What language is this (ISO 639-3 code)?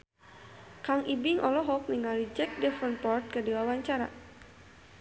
sun